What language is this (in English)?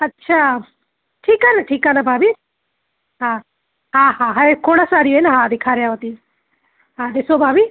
Sindhi